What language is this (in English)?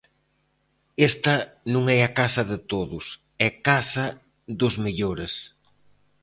Galician